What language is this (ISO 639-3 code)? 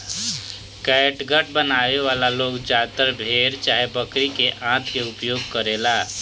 bho